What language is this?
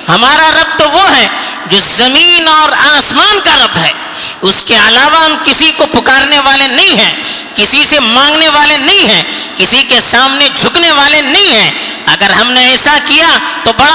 Urdu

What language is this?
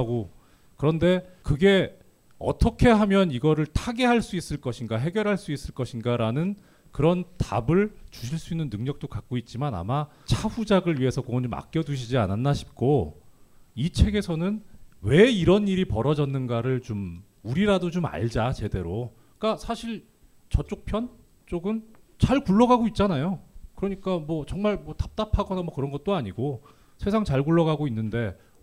Korean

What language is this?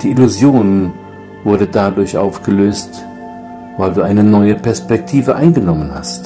German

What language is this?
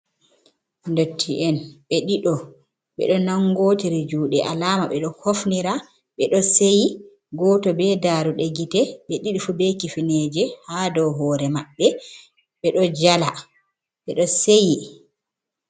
Fula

